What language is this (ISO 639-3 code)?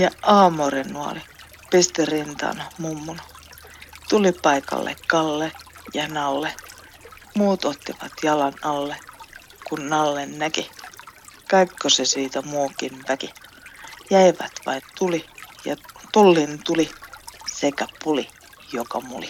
fin